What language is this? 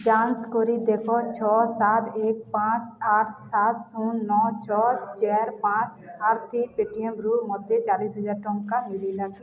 Odia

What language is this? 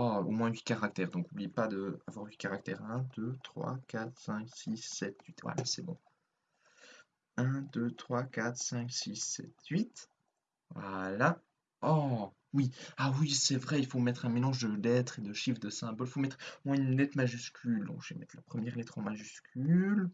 French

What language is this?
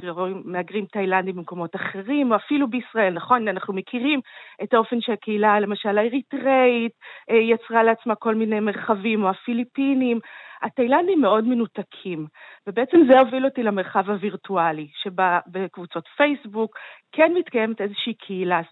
Hebrew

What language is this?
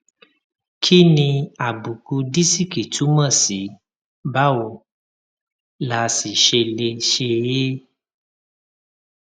Yoruba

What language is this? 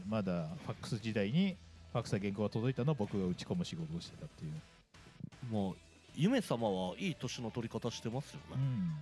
Japanese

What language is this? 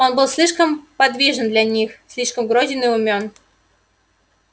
Russian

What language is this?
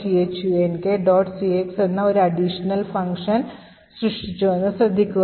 Malayalam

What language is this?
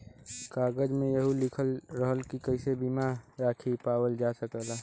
Bhojpuri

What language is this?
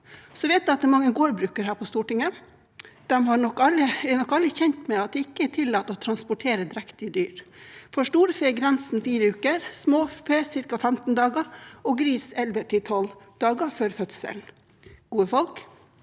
Norwegian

